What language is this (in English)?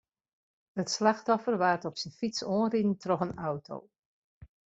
Western Frisian